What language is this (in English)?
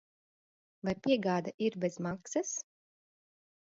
Latvian